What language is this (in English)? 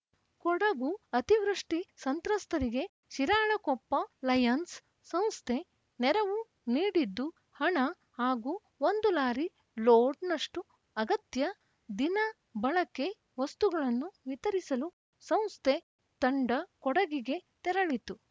Kannada